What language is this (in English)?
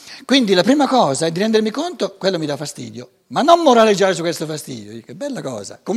Italian